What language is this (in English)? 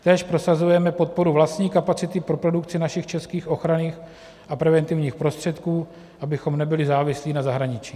Czech